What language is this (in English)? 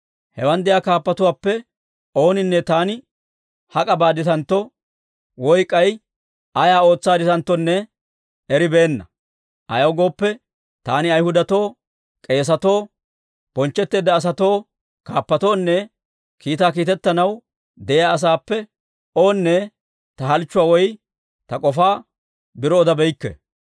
Dawro